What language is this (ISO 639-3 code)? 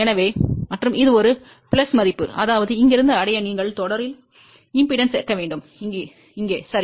tam